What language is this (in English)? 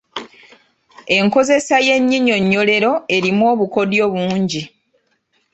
Ganda